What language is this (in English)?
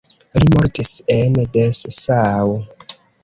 Esperanto